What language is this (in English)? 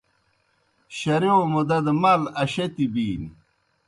Kohistani Shina